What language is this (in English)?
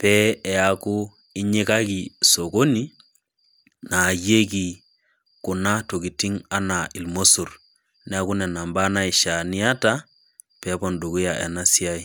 Masai